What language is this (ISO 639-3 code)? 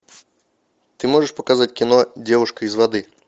rus